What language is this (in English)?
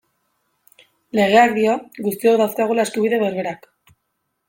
Basque